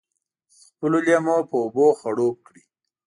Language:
Pashto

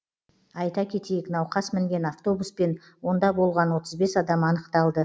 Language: Kazakh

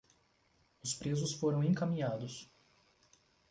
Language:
Portuguese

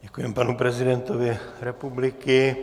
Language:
Czech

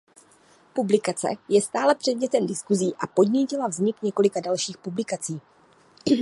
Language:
Czech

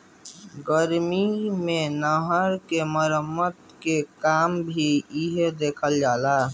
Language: Bhojpuri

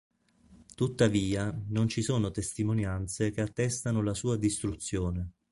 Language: Italian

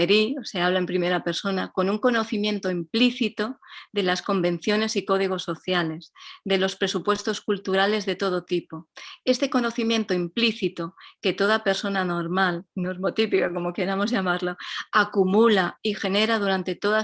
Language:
Spanish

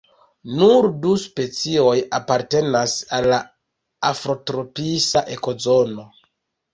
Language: Esperanto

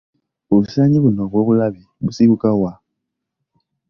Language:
Ganda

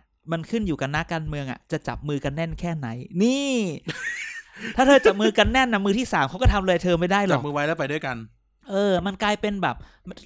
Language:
Thai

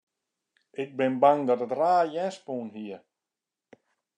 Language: Western Frisian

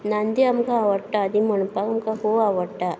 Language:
Konkani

